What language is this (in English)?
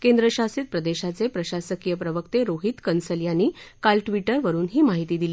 Marathi